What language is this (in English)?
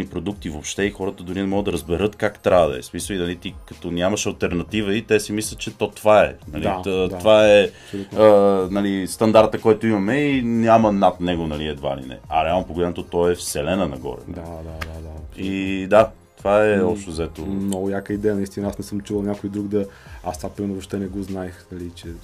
Bulgarian